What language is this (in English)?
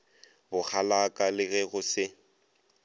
Northern Sotho